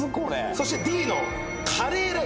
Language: Japanese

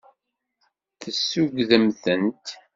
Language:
Kabyle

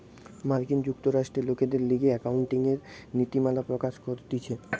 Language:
Bangla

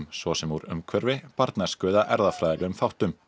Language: Icelandic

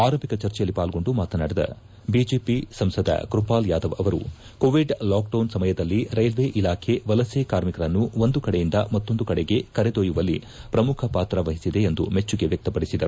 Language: Kannada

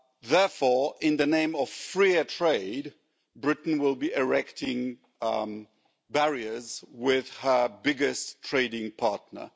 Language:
English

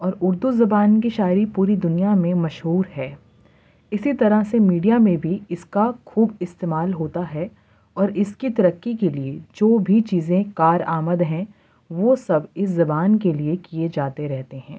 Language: Urdu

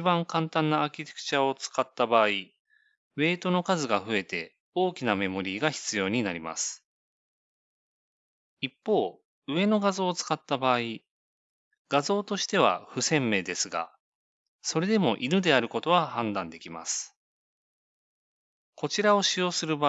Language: Japanese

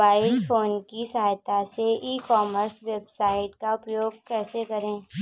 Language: Hindi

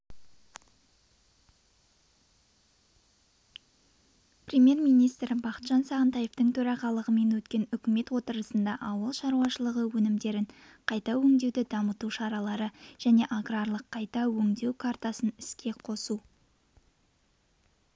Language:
Kazakh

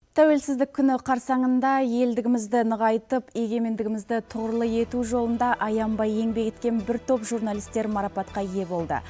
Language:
Kazakh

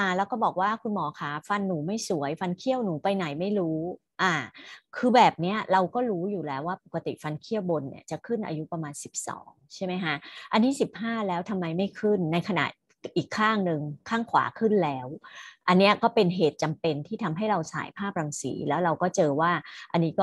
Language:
Thai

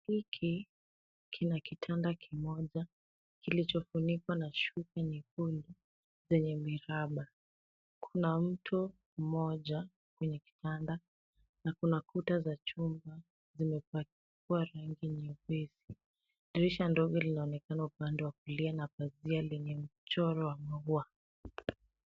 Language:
Swahili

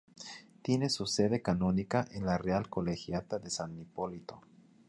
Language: Spanish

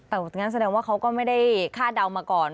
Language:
Thai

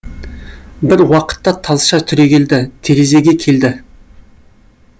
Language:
Kazakh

